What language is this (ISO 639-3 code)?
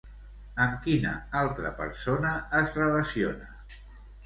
cat